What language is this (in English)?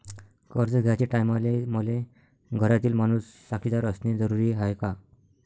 Marathi